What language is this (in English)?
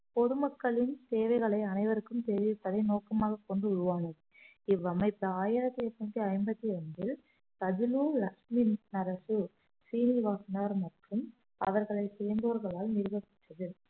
Tamil